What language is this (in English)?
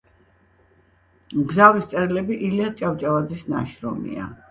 Georgian